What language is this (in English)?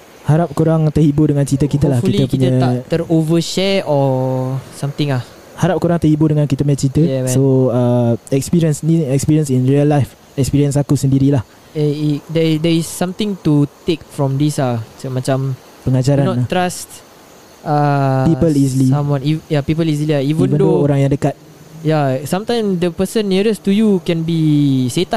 Malay